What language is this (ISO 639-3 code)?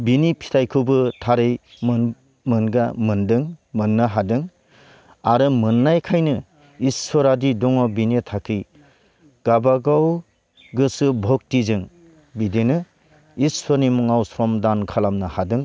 brx